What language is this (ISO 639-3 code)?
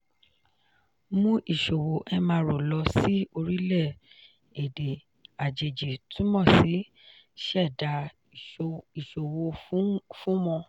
yor